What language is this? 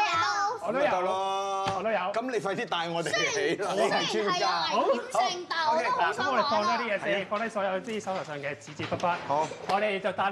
Chinese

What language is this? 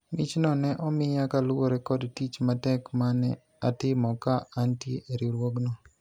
Luo (Kenya and Tanzania)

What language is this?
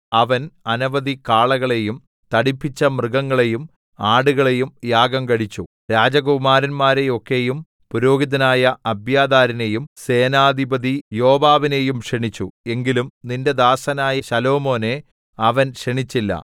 Malayalam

